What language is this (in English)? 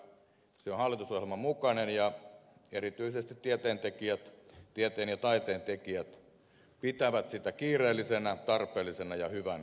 Finnish